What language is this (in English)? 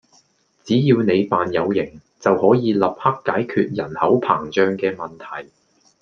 Cantonese